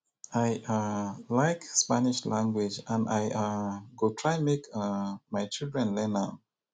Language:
Nigerian Pidgin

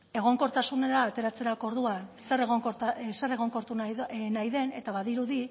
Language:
Basque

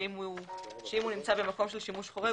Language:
Hebrew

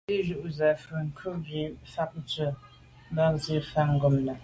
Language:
Medumba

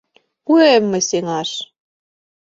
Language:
Mari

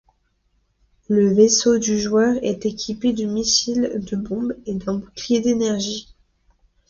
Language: French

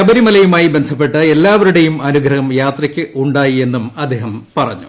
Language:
Malayalam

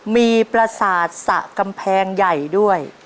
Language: Thai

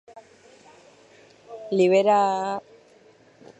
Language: Basque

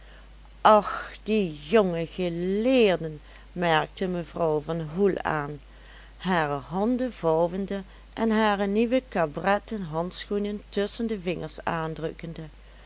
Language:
Dutch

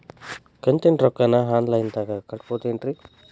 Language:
Kannada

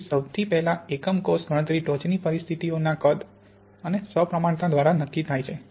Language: Gujarati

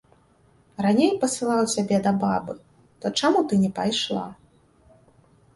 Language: Belarusian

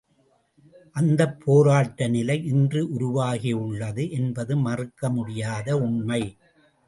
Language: Tamil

